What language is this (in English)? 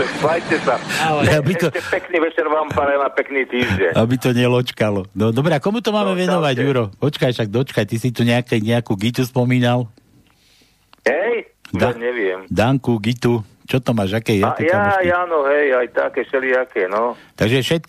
Slovak